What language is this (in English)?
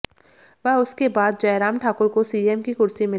Hindi